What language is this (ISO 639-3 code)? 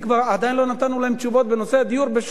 heb